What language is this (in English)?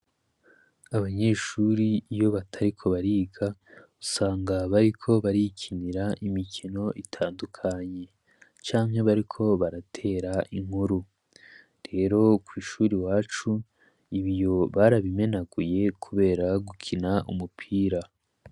Rundi